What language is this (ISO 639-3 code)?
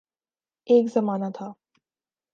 urd